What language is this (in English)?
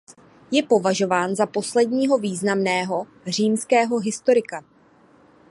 Czech